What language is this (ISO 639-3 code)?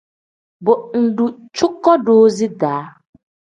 kdh